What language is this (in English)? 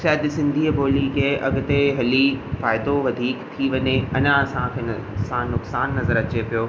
Sindhi